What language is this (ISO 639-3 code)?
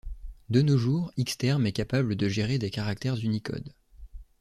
fra